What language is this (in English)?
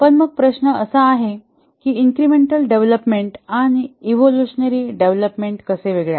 Marathi